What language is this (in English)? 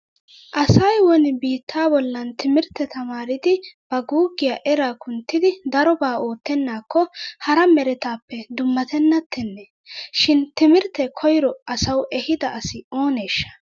Wolaytta